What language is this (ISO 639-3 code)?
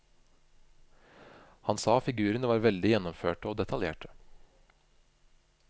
nor